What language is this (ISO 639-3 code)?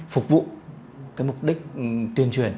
vie